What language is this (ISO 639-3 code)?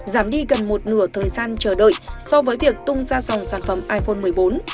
vie